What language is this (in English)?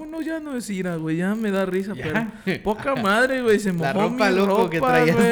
Spanish